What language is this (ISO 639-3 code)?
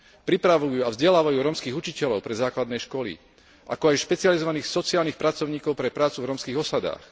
slk